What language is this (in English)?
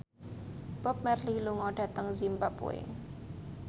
Javanese